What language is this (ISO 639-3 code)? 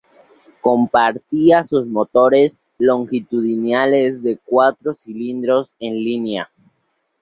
spa